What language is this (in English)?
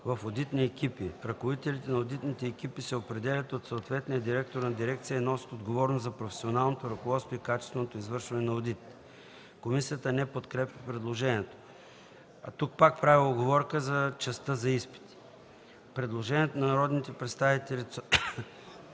Bulgarian